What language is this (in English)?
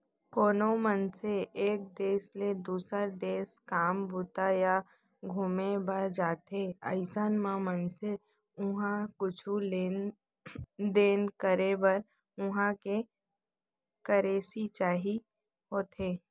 Chhattisgarhi